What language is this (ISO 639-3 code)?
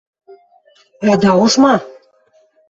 mrj